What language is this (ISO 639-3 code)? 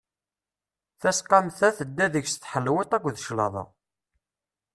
kab